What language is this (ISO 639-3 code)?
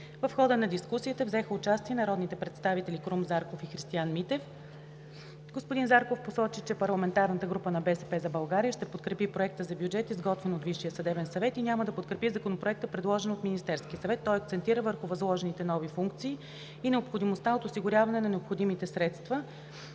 bul